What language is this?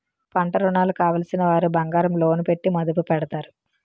Telugu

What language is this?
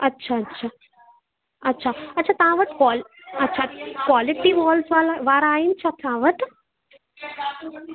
Sindhi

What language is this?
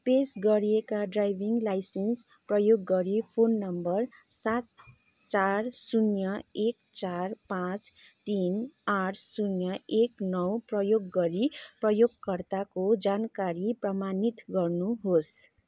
Nepali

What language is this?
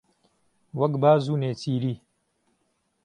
Central Kurdish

